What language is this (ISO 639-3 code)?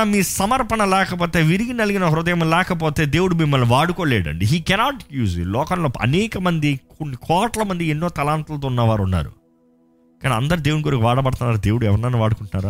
tel